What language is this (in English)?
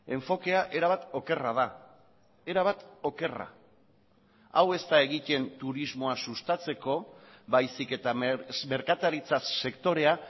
Basque